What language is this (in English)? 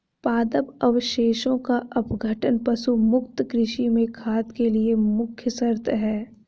Hindi